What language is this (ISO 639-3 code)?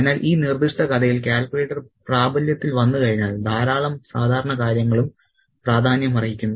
mal